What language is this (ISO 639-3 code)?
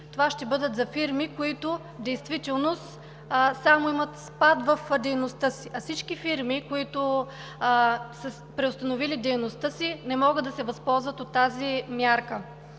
bul